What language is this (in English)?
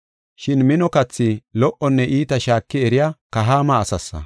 Gofa